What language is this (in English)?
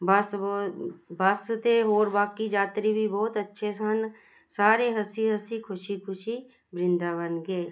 Punjabi